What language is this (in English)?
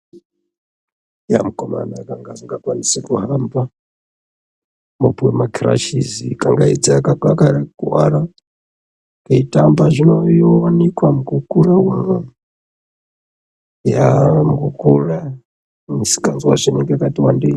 Ndau